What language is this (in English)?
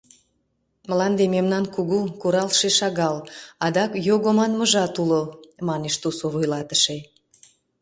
Mari